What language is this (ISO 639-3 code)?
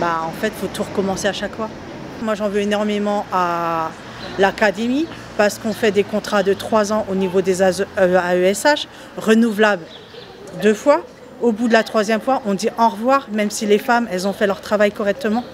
fra